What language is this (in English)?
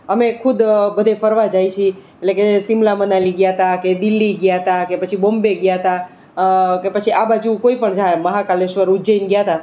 Gujarati